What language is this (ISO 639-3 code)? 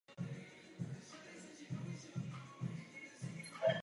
ces